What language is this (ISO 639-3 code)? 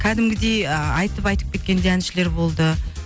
kaz